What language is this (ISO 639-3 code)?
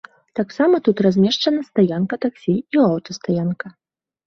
bel